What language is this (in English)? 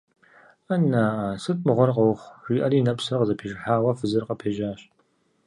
Kabardian